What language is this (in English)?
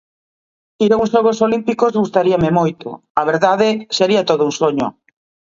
Galician